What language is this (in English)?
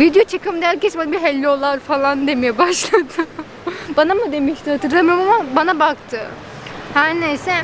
Turkish